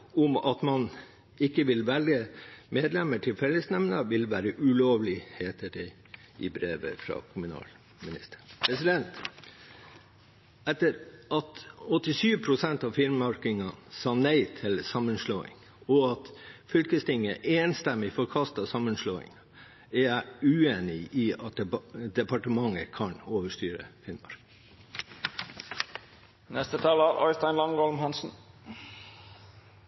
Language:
Norwegian Bokmål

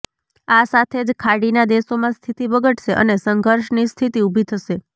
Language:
Gujarati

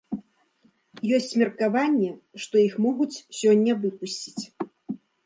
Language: Belarusian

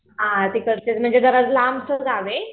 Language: Marathi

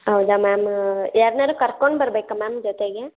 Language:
Kannada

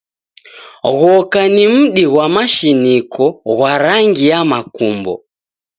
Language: Taita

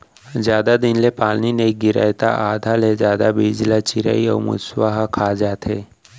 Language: Chhattisgarhi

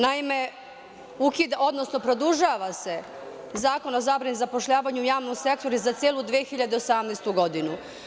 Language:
Serbian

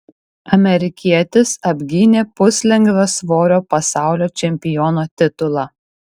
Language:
Lithuanian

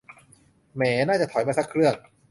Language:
Thai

